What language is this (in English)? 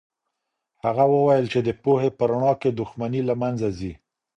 Pashto